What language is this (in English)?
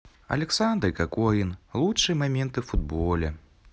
Russian